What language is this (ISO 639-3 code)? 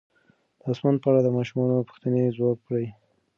pus